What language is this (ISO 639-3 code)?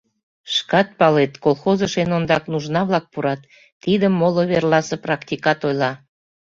chm